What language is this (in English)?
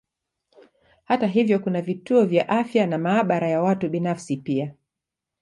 Swahili